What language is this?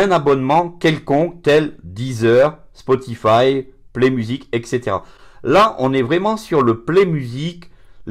French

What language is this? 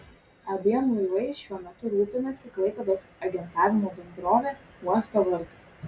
Lithuanian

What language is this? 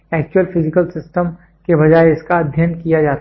Hindi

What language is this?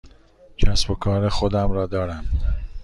Persian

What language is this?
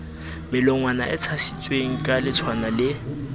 Southern Sotho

